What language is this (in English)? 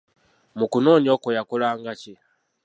Ganda